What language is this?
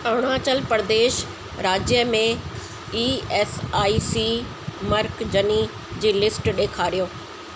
Sindhi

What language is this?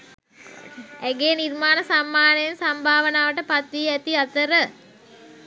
Sinhala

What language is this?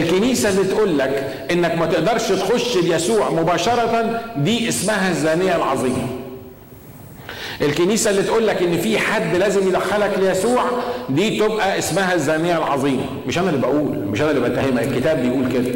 Arabic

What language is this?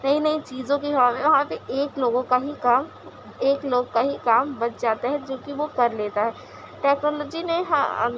Urdu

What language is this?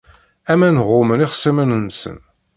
Kabyle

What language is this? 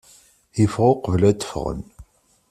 Kabyle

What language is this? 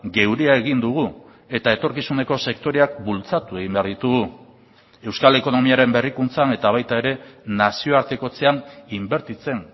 Basque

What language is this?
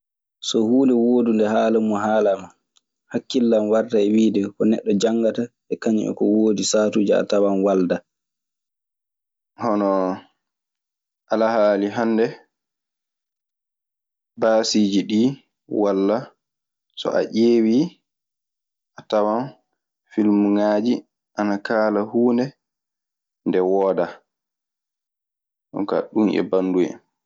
Maasina Fulfulde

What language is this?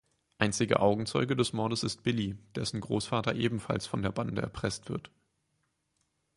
German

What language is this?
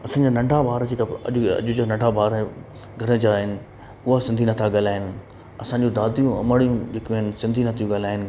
Sindhi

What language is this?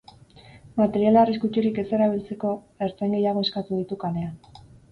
Basque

